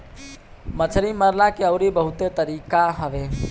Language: Bhojpuri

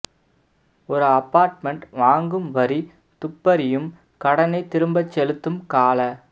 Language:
Tamil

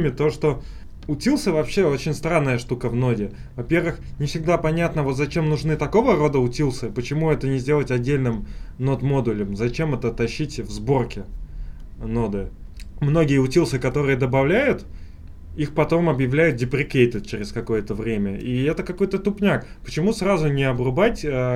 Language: Russian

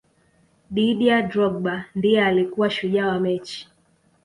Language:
Swahili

